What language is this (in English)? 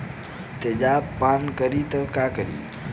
Bhojpuri